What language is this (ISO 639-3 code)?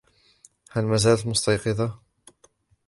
ara